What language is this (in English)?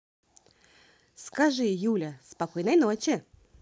Russian